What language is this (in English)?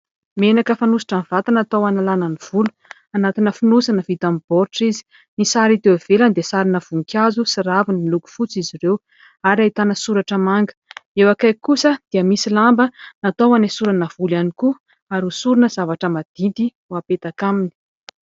Malagasy